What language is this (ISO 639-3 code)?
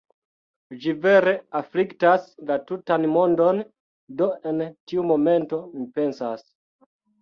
epo